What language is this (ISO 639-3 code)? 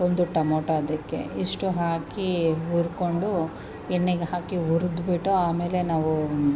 kan